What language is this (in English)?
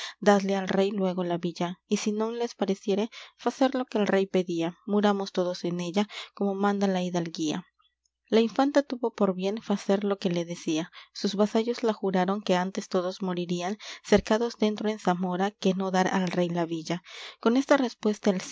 Spanish